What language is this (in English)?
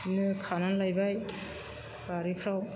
Bodo